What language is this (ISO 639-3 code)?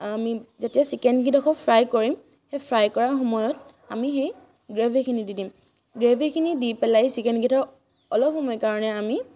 asm